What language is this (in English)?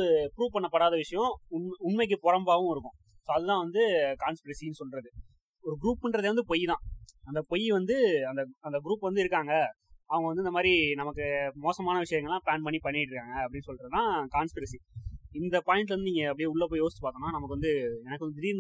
Tamil